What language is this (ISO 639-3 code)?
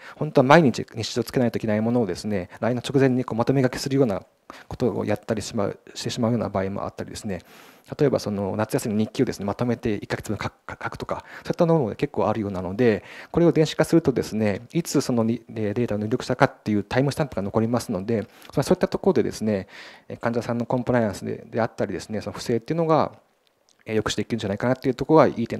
jpn